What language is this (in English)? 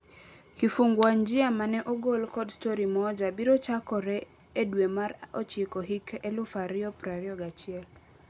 Luo (Kenya and Tanzania)